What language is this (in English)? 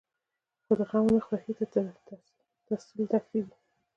Pashto